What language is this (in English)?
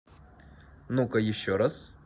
Russian